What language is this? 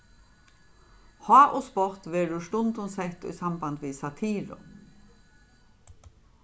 Faroese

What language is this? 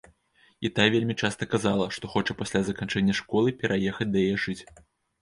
Belarusian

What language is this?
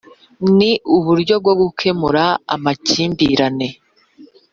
Kinyarwanda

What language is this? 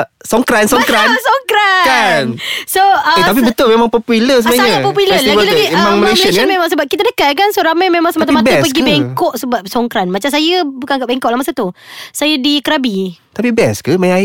Malay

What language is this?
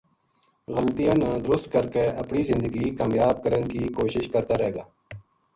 Gujari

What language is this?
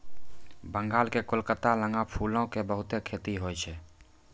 Maithili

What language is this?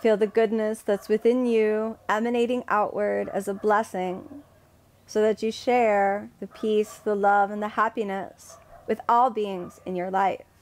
English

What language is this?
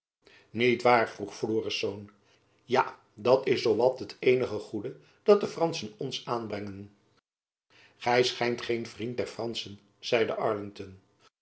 Dutch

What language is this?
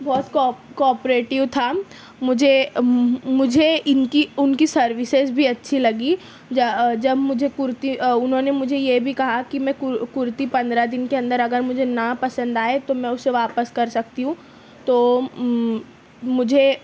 Urdu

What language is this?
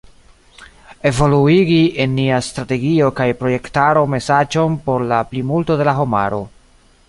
Esperanto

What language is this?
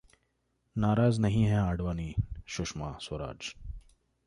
Hindi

